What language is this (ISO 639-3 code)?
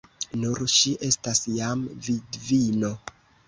epo